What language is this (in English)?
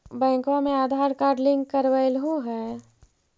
Magahi